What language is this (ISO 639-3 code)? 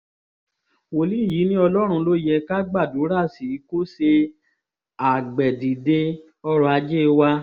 yor